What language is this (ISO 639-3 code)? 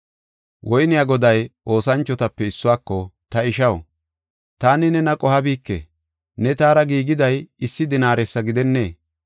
gof